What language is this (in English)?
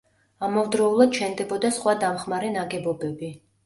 Georgian